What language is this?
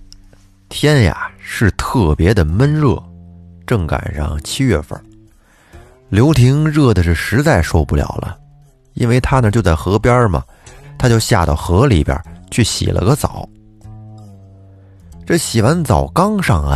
Chinese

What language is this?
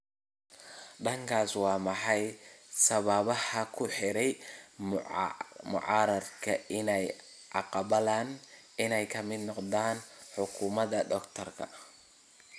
Somali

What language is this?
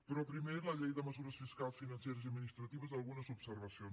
Catalan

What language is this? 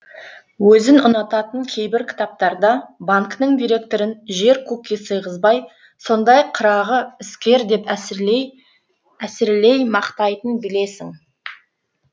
Kazakh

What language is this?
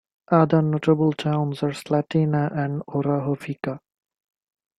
English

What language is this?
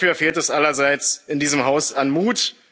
German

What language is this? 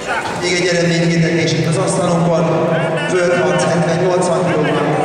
Hungarian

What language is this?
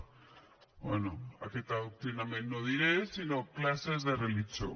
Catalan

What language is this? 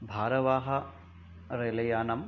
Sanskrit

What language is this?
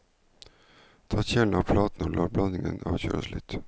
Norwegian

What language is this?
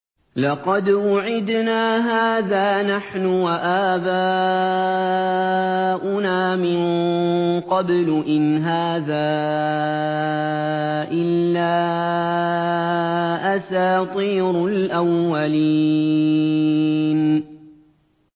Arabic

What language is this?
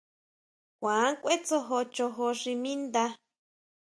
Huautla Mazatec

